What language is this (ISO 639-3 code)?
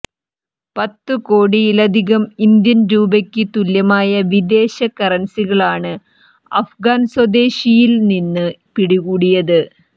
mal